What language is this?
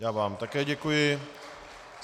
Czech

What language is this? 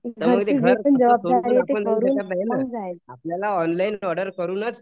Marathi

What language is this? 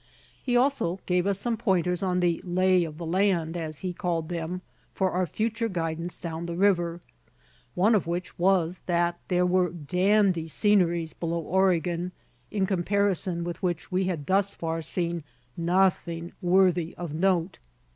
English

